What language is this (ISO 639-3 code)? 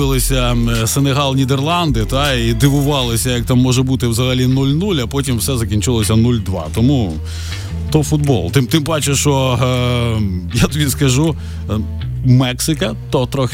ukr